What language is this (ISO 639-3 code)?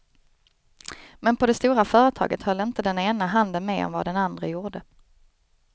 swe